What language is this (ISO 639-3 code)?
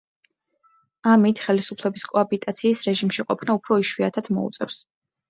kat